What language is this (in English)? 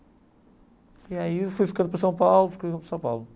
Portuguese